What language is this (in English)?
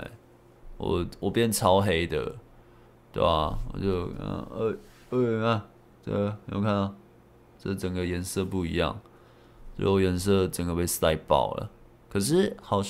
Chinese